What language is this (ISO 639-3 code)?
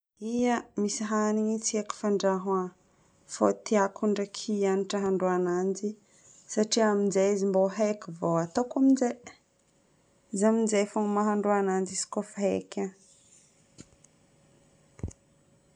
bmm